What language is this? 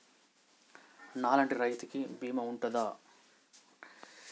Telugu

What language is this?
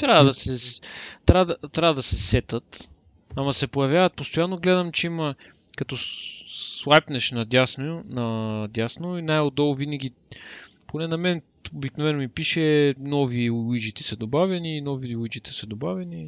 Bulgarian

